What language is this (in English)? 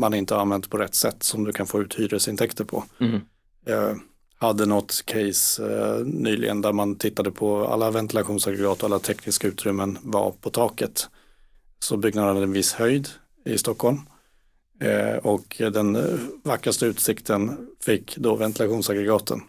Swedish